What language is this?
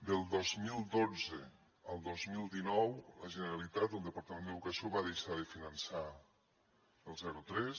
Catalan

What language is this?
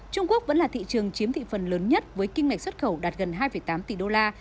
Vietnamese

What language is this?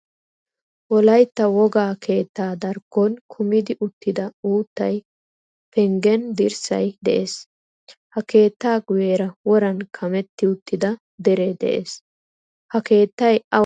Wolaytta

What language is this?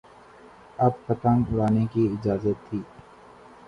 Urdu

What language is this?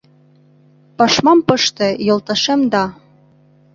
Mari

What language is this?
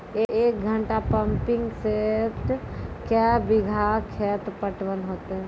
Maithili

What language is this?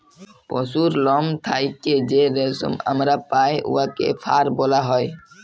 Bangla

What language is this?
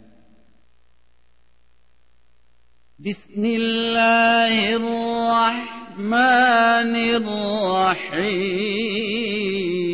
Urdu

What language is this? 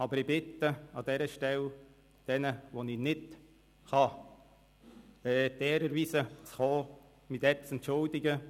Swiss German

